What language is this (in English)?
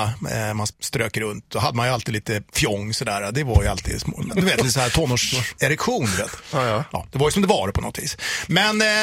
Swedish